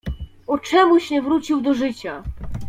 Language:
Polish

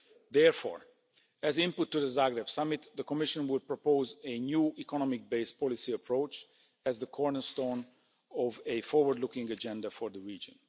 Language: English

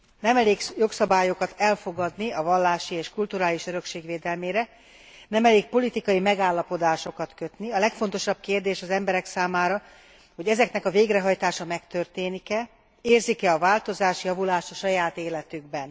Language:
Hungarian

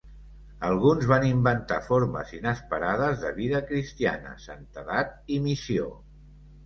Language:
Catalan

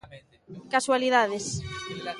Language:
Galician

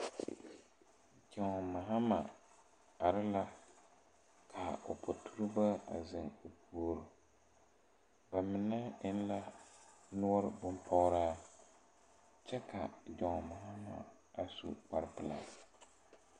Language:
Southern Dagaare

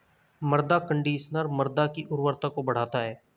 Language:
Hindi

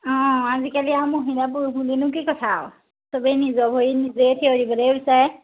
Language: Assamese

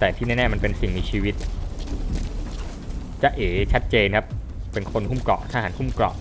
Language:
Thai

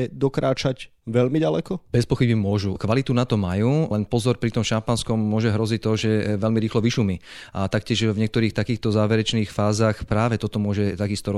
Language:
Slovak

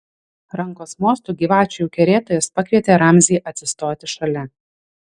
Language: Lithuanian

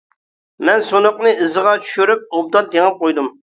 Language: Uyghur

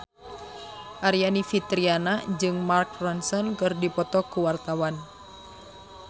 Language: Sundanese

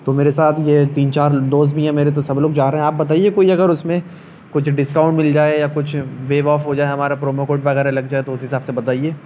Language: Urdu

